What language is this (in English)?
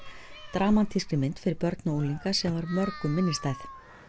Icelandic